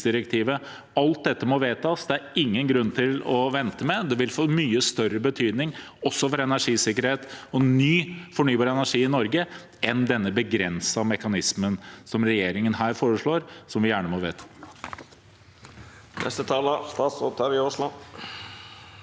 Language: Norwegian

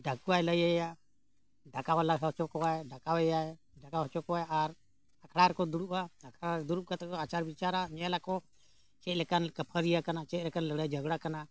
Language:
Santali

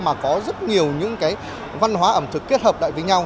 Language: Vietnamese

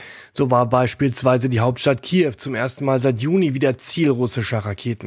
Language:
German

